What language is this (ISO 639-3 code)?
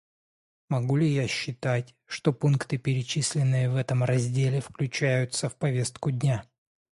rus